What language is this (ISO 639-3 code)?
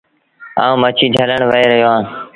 sbn